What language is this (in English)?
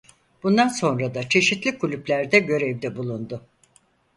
Turkish